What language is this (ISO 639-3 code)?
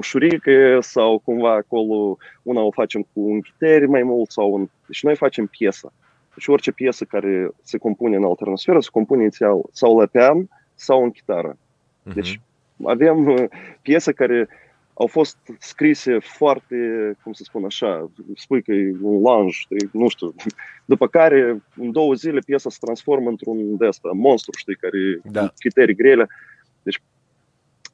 ron